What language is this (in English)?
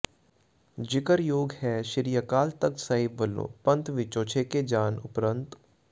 Punjabi